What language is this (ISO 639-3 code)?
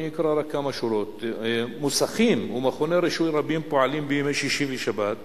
heb